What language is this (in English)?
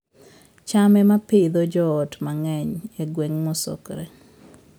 Luo (Kenya and Tanzania)